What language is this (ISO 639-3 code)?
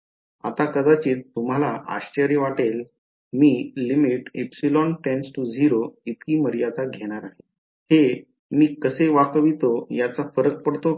mar